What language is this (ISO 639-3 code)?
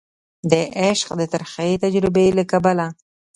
pus